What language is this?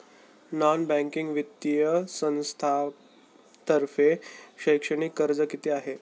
Marathi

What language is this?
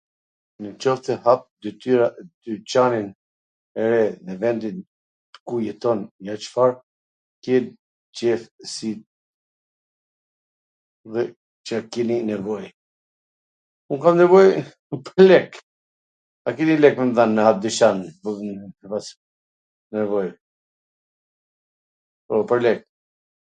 Gheg Albanian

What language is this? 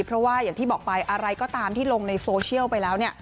Thai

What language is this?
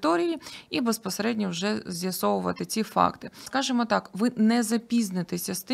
Ukrainian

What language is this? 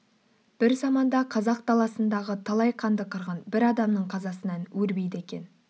Kazakh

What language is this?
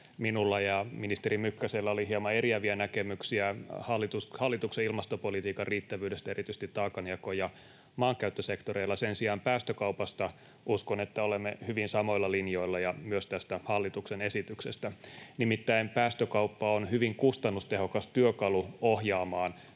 Finnish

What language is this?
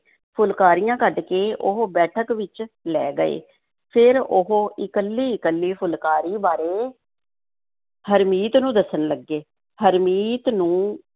Punjabi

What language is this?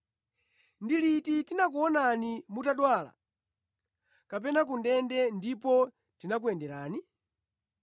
Nyanja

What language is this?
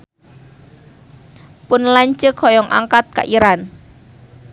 Sundanese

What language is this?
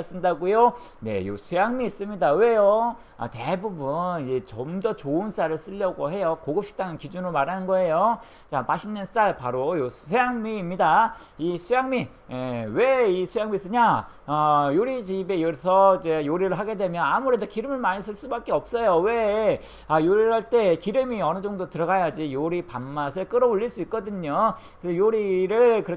Korean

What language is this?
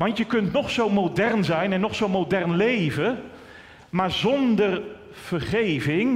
Dutch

